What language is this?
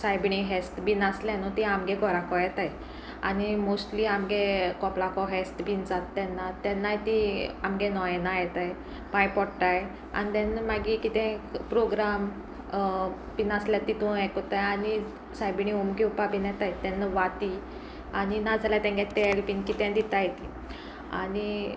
Konkani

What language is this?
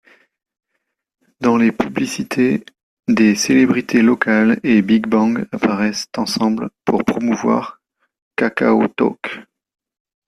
French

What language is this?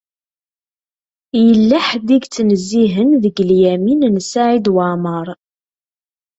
Kabyle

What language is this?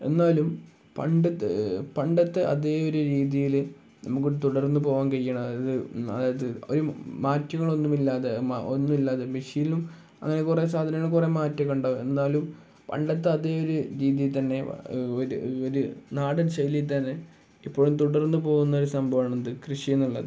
Malayalam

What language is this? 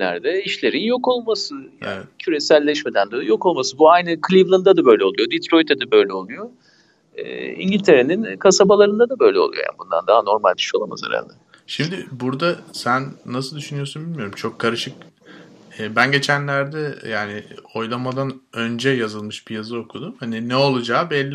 Turkish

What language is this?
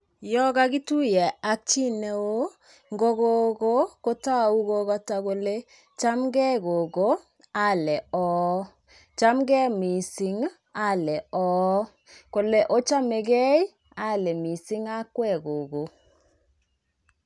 Kalenjin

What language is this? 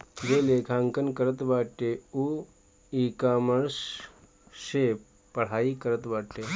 Bhojpuri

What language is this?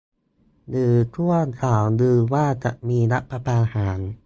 Thai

